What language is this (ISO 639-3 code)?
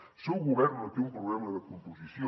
cat